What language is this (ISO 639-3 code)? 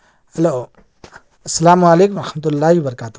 urd